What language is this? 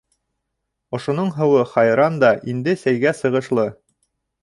Bashkir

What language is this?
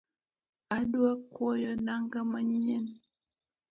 Luo (Kenya and Tanzania)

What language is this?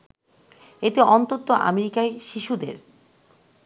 Bangla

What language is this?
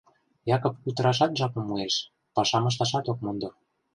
Mari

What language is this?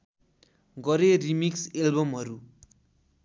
Nepali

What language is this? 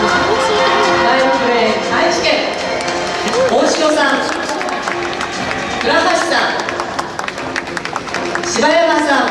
Japanese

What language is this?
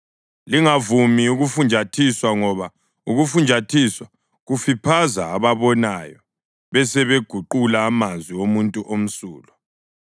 North Ndebele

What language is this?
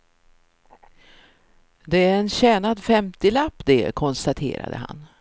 Swedish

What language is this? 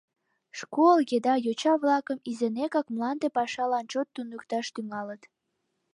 Mari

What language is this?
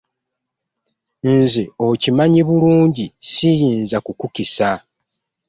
Ganda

